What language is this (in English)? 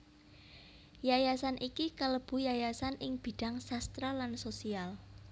Javanese